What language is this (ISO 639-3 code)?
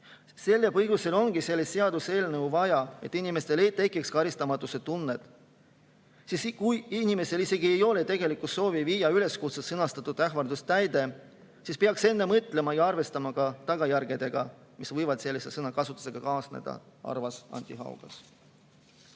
est